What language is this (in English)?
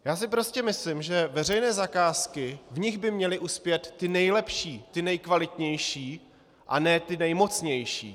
Czech